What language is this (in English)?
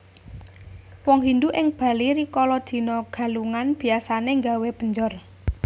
Javanese